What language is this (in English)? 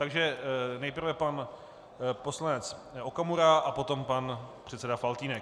Czech